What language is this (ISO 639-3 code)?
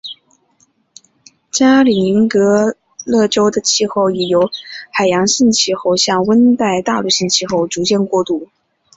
zho